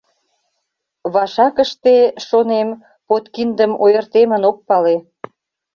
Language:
Mari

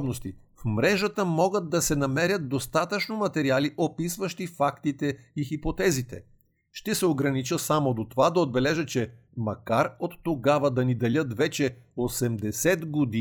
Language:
Bulgarian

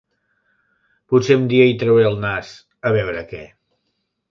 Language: Catalan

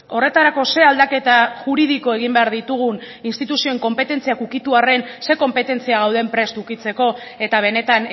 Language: Basque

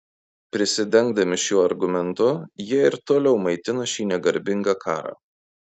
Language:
Lithuanian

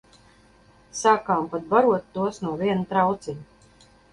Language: Latvian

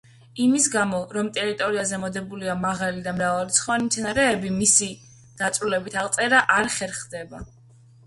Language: Georgian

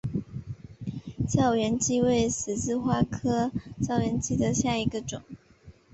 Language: Chinese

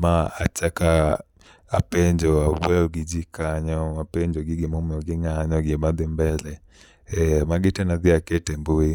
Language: Luo (Kenya and Tanzania)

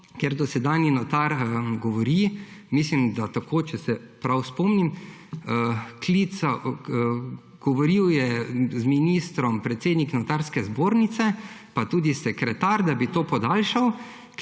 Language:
Slovenian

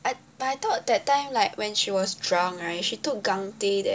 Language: English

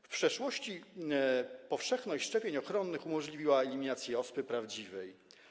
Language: Polish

